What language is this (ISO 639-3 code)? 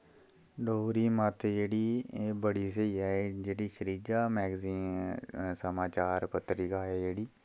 doi